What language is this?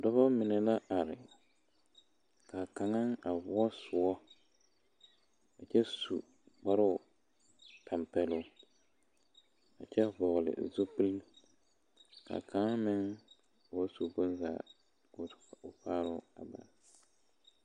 Southern Dagaare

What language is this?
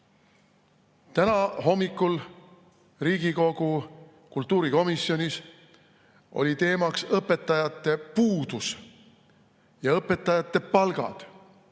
Estonian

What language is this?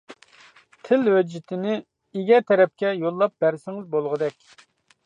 Uyghur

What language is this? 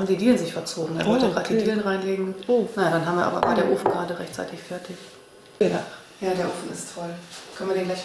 German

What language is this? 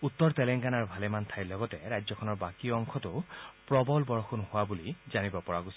Assamese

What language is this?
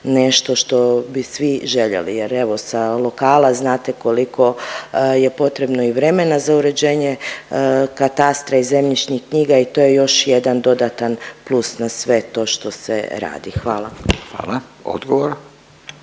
Croatian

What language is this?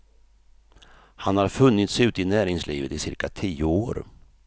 Swedish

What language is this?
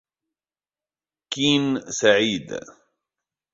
Arabic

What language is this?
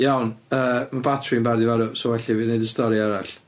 Welsh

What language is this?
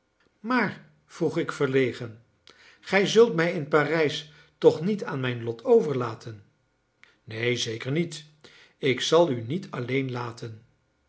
Dutch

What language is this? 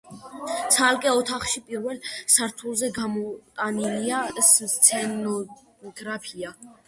Georgian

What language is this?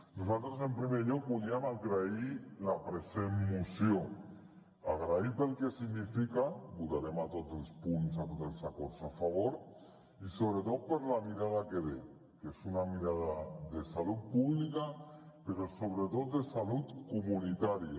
Catalan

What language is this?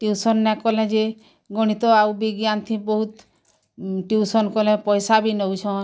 Odia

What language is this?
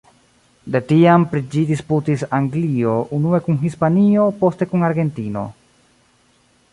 Esperanto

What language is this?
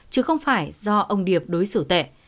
Vietnamese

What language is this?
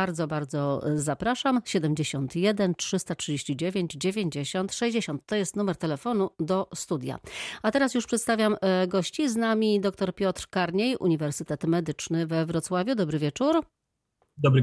Polish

